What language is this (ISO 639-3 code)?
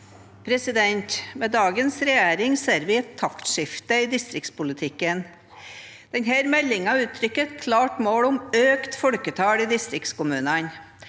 nor